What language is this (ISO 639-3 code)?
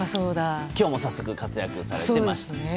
jpn